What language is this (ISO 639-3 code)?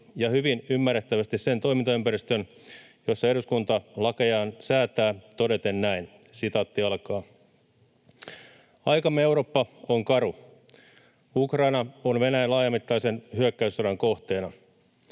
fin